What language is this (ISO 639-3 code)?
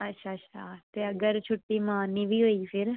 doi